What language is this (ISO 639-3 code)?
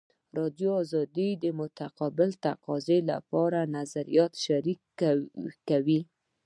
pus